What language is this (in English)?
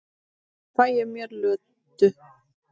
Icelandic